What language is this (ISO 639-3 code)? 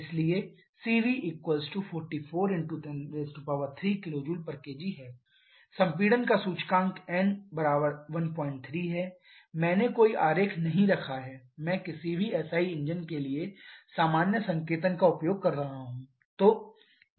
hin